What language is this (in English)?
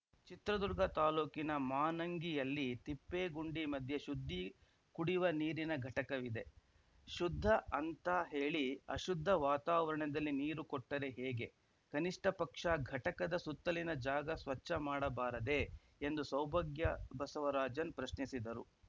Kannada